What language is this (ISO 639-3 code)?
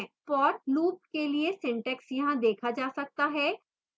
hin